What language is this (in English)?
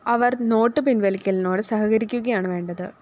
Malayalam